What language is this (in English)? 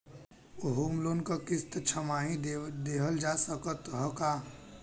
Bhojpuri